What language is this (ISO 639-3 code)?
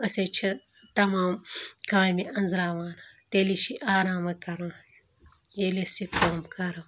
kas